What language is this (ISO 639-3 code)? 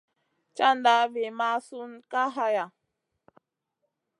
mcn